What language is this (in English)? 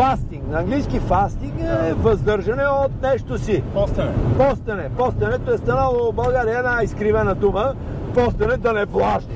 Bulgarian